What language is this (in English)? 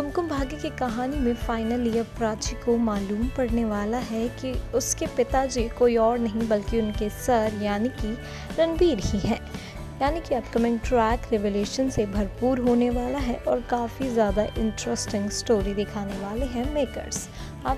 Hindi